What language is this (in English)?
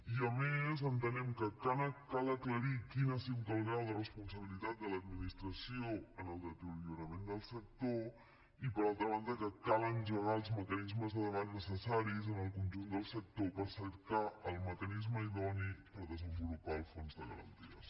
Catalan